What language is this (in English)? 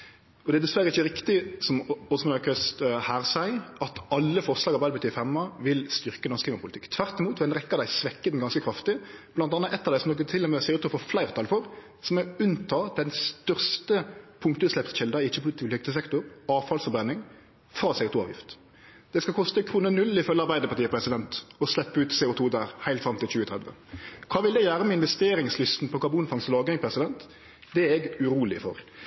Norwegian Nynorsk